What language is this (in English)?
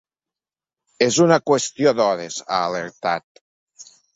Catalan